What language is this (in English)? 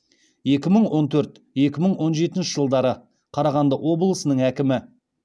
Kazakh